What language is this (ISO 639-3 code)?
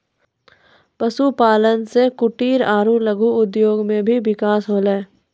mai